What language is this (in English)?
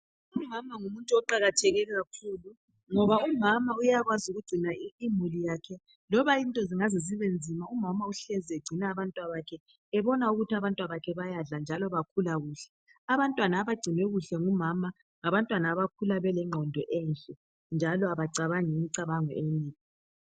North Ndebele